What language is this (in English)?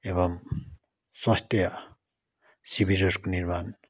Nepali